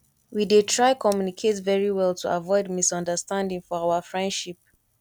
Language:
Nigerian Pidgin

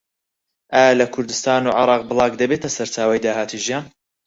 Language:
Central Kurdish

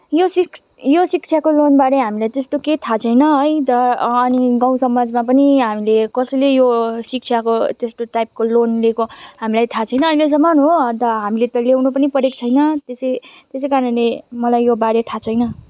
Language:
Nepali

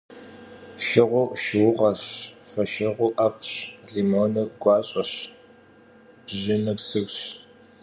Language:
Kabardian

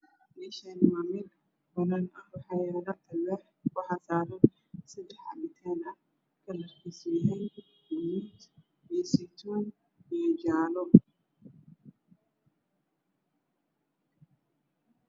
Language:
Somali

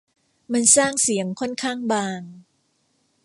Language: Thai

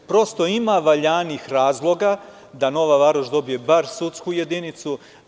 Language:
Serbian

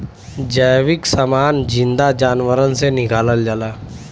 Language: Bhojpuri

